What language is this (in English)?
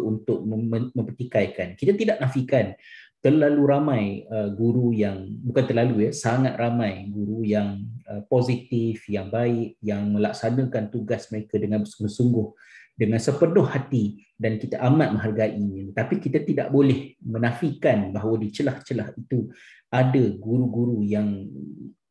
Malay